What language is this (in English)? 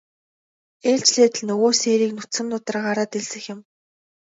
Mongolian